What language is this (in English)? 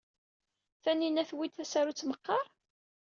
Kabyle